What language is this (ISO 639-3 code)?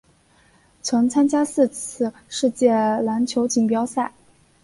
zho